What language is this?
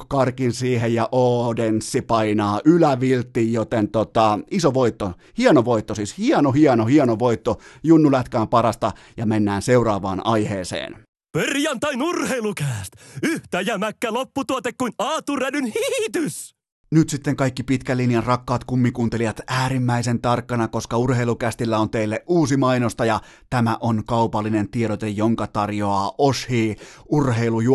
Finnish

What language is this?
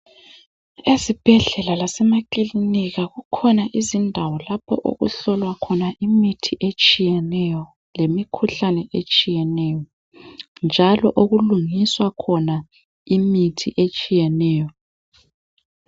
North Ndebele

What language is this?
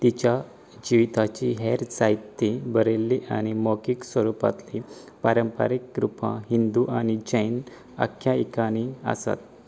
Konkani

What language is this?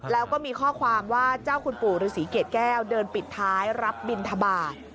Thai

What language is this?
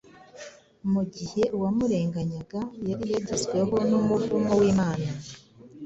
Kinyarwanda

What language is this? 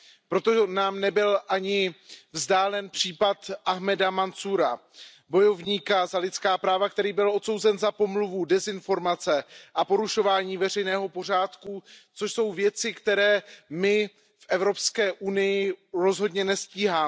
Czech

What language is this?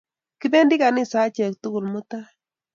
Kalenjin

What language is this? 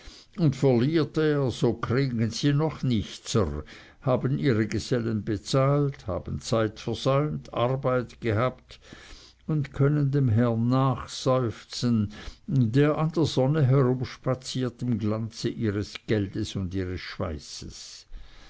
German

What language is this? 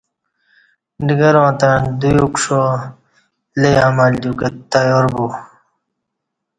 Kati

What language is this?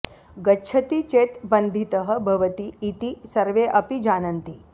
Sanskrit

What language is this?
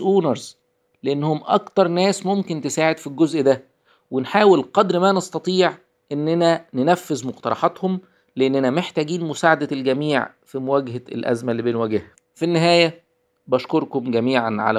Arabic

